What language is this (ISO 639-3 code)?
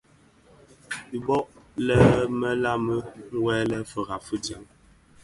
ksf